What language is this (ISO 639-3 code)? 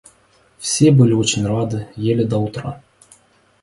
rus